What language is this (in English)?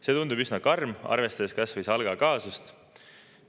Estonian